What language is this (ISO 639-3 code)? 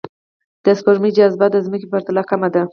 pus